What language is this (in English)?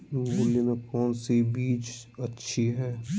Magahi